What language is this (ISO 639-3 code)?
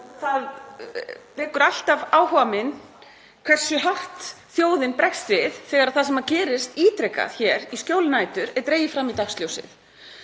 isl